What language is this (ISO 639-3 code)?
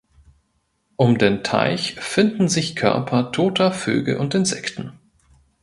deu